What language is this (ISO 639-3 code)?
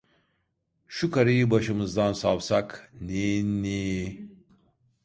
tur